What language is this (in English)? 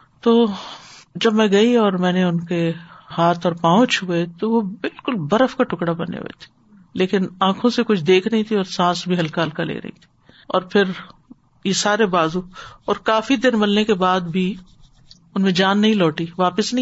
Urdu